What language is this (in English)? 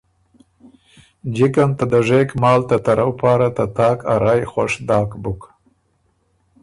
Ormuri